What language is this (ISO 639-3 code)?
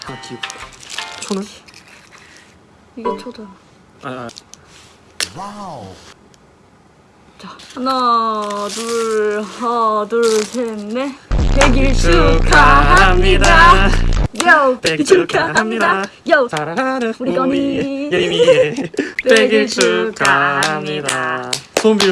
kor